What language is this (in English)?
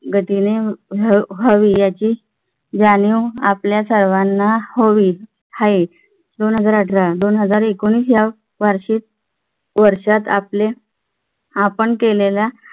Marathi